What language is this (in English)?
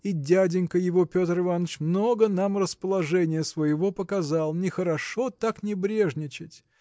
Russian